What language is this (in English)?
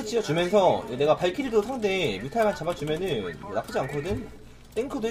Korean